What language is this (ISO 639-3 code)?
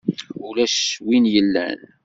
kab